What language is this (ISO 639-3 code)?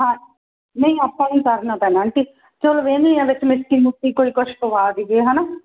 pan